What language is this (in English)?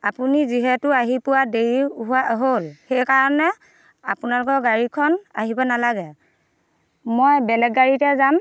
Assamese